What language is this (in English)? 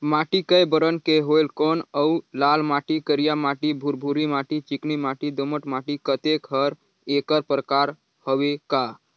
Chhattisgarhi